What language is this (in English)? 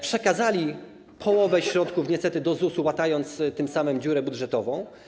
Polish